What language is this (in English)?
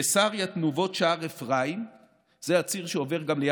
Hebrew